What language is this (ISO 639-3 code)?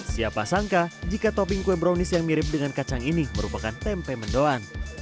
ind